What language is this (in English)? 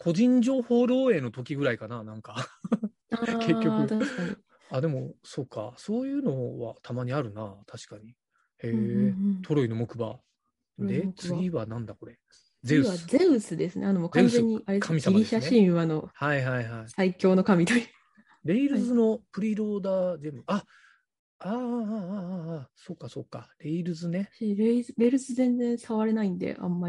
Japanese